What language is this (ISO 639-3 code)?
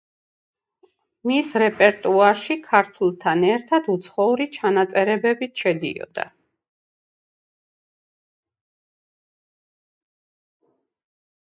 kat